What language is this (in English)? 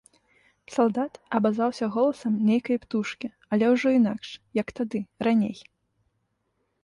Belarusian